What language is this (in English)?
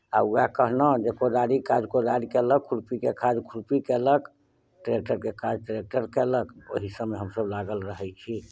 Maithili